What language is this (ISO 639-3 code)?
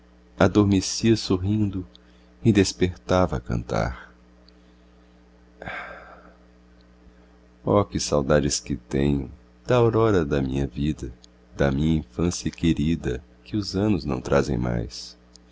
por